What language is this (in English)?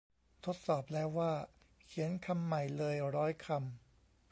Thai